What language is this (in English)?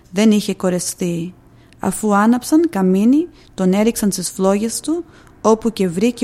Greek